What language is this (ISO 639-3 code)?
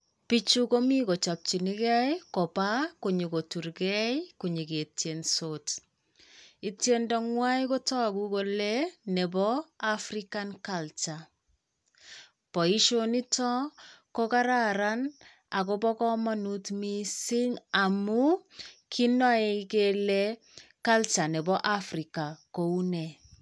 kln